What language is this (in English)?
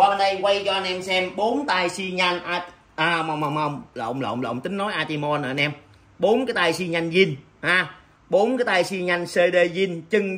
Vietnamese